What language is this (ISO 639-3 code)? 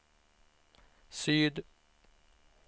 swe